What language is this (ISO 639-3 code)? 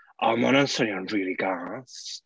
cym